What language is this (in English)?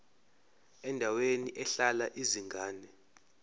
Zulu